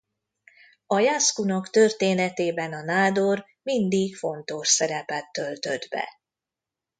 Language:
Hungarian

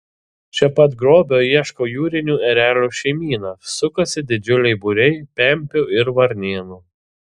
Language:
Lithuanian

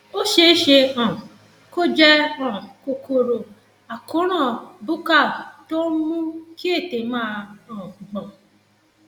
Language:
Yoruba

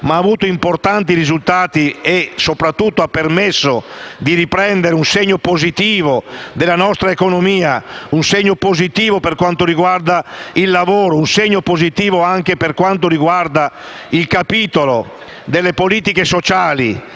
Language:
Italian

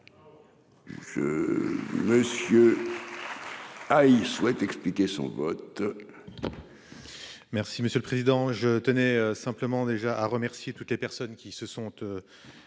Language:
French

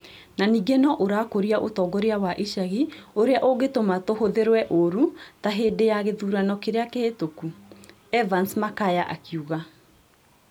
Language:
Kikuyu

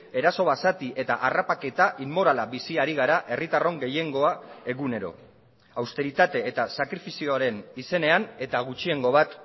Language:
Basque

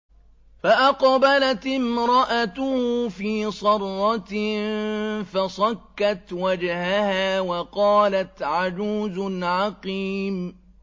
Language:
Arabic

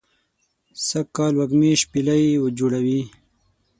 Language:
Pashto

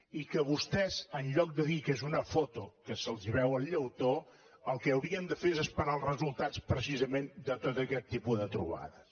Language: Catalan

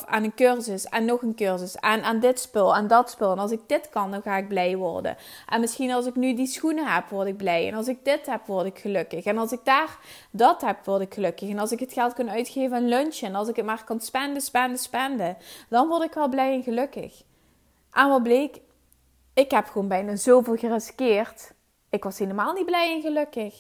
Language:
Dutch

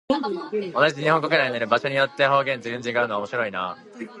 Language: Japanese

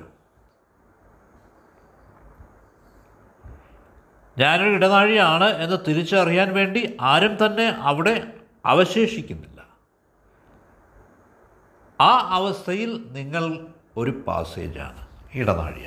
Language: Malayalam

